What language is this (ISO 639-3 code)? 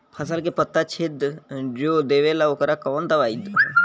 bho